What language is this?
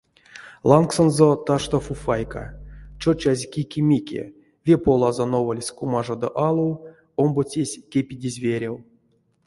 Erzya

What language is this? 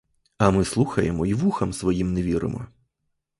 Ukrainian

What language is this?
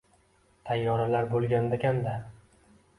Uzbek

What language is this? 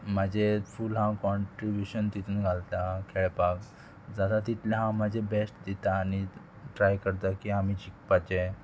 Konkani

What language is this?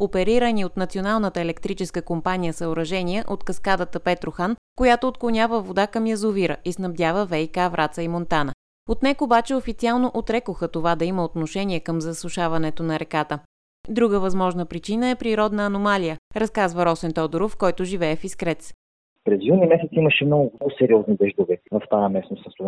Bulgarian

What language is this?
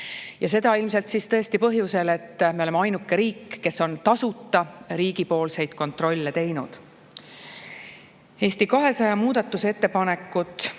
Estonian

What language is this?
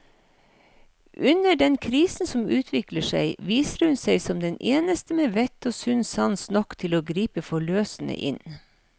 Norwegian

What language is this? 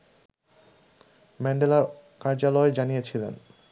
Bangla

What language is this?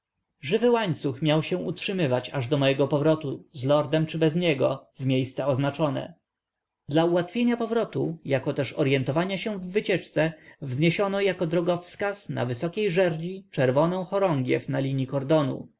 Polish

